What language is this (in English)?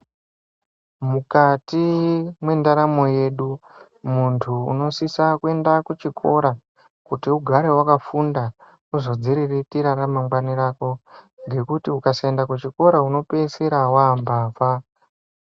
Ndau